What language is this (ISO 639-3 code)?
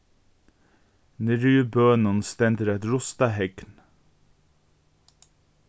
fao